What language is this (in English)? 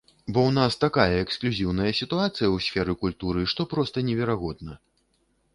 Belarusian